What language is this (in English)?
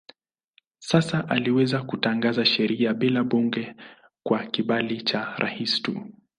Swahili